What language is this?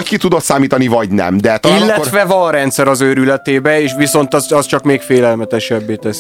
Hungarian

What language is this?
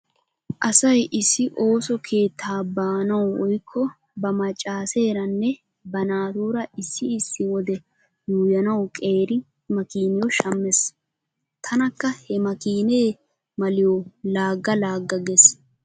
Wolaytta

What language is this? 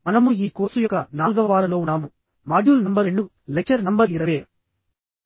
Telugu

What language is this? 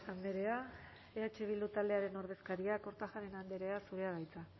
Basque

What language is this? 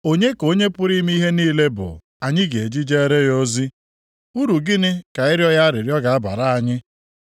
Igbo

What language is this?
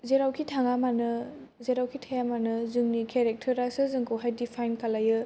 Bodo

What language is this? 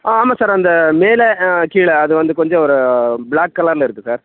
Tamil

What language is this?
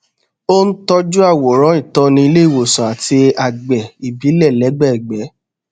Yoruba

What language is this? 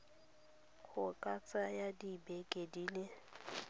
Tswana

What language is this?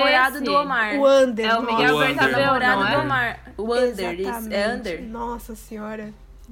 Portuguese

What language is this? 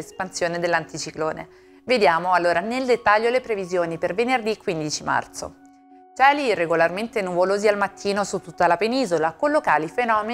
Italian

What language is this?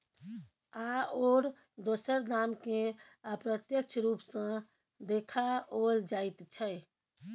Maithili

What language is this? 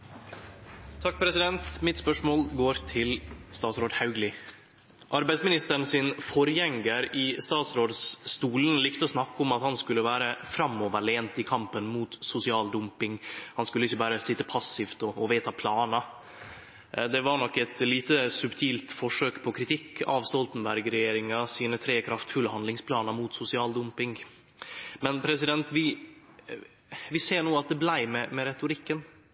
Norwegian Nynorsk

